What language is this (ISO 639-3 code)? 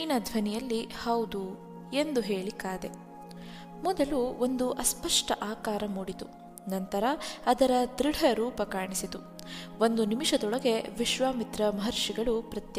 kan